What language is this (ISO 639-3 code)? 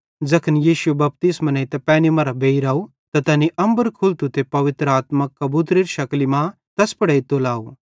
bhd